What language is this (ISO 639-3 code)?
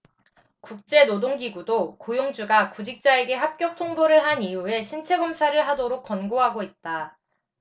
kor